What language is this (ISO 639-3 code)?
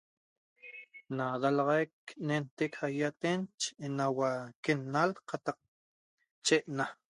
tob